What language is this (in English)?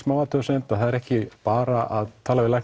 Icelandic